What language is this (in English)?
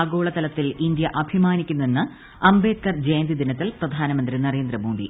Malayalam